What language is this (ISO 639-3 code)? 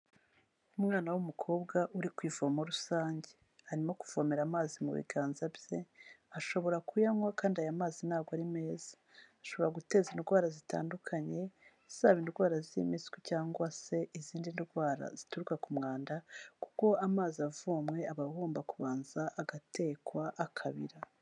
kin